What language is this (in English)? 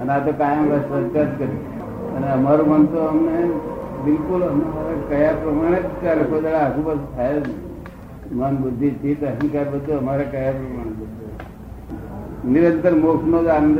Gujarati